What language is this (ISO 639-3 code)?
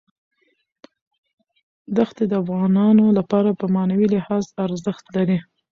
pus